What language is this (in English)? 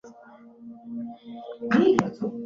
Swahili